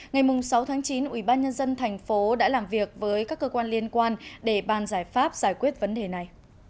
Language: Vietnamese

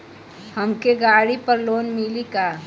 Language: Bhojpuri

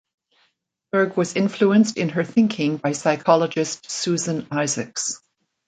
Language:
English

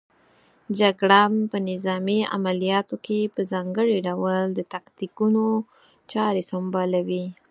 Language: Pashto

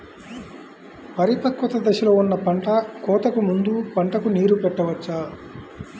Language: Telugu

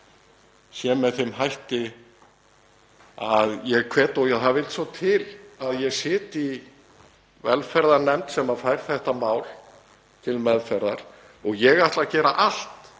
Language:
Icelandic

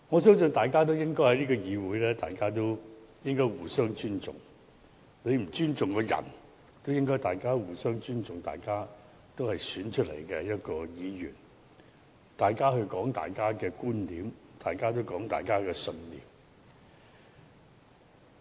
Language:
Cantonese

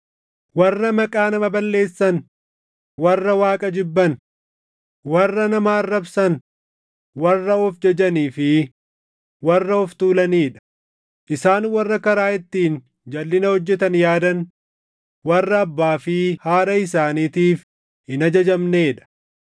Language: Oromo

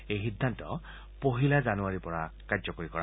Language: Assamese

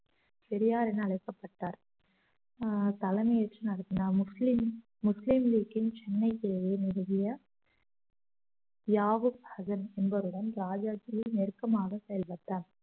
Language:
Tamil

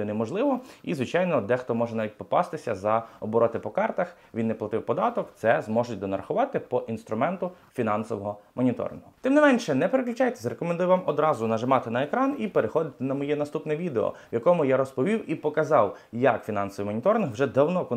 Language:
Ukrainian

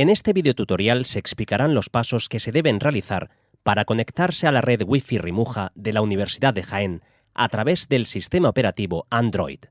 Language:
Spanish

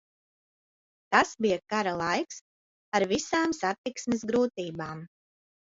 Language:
Latvian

